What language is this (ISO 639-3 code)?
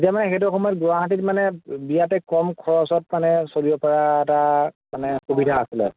asm